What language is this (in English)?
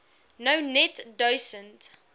Afrikaans